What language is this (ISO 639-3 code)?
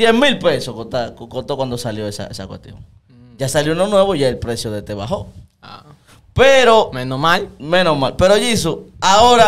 spa